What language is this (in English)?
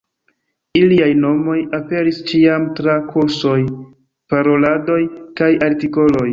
Esperanto